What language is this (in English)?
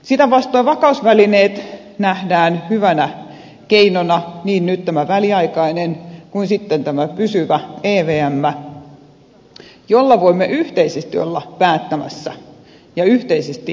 Finnish